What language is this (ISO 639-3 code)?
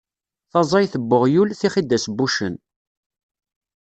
kab